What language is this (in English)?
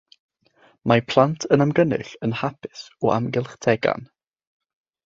Welsh